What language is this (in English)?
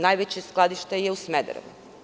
Serbian